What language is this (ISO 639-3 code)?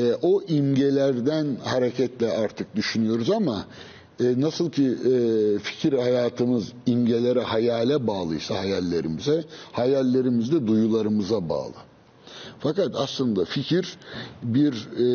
tur